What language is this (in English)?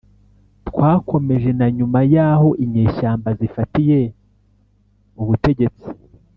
Kinyarwanda